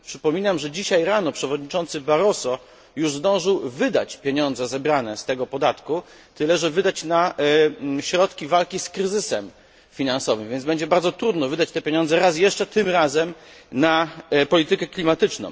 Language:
Polish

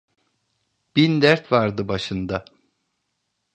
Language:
Turkish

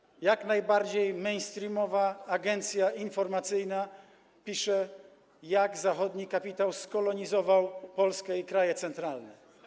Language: Polish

